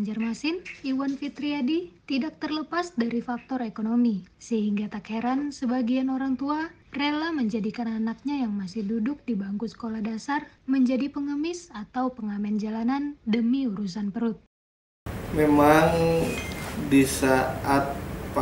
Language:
Indonesian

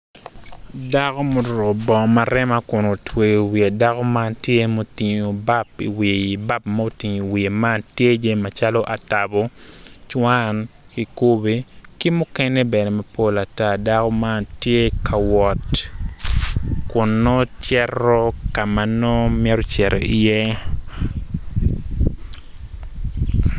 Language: Acoli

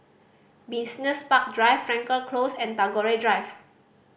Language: English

